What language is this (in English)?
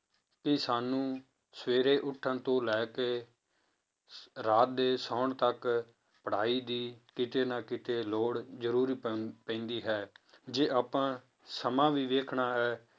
Punjabi